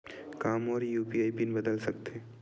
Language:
Chhattisgarhi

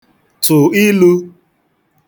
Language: Igbo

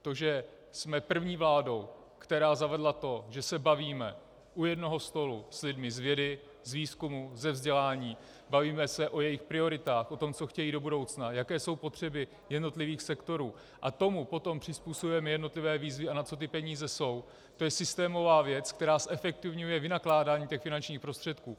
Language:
Czech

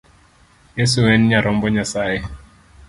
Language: Luo (Kenya and Tanzania)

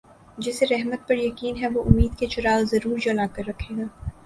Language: Urdu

